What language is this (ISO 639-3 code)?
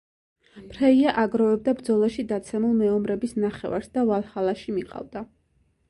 kat